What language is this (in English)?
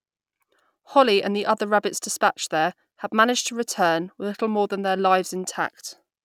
English